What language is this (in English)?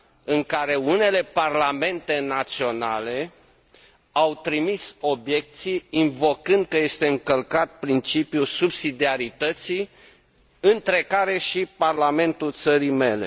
Romanian